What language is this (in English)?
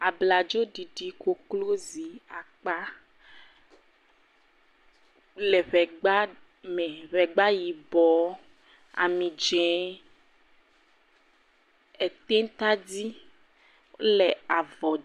Ewe